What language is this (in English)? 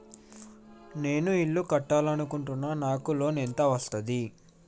Telugu